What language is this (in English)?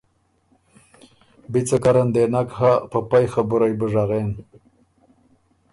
Ormuri